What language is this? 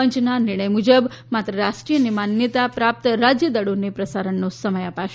Gujarati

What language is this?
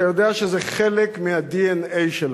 Hebrew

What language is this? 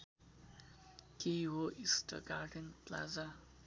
Nepali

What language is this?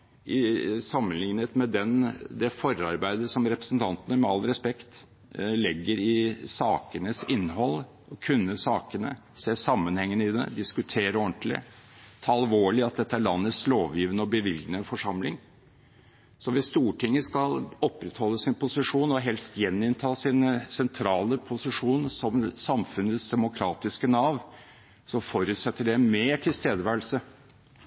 Norwegian Bokmål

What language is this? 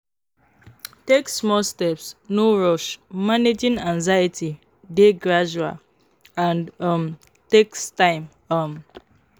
Nigerian Pidgin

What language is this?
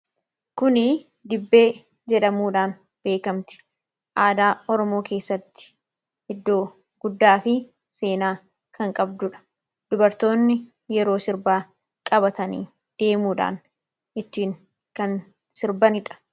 Oromo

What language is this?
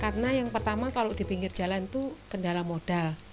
Indonesian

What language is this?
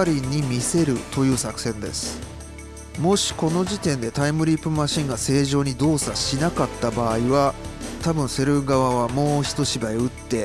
Japanese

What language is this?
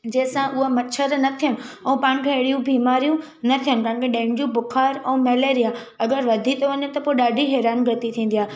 Sindhi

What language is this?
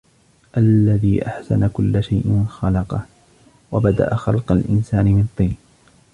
Arabic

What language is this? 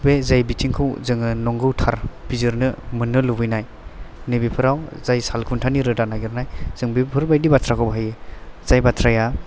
Bodo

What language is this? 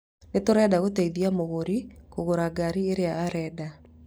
Kikuyu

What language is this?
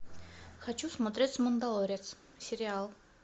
Russian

